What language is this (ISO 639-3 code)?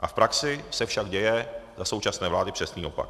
ces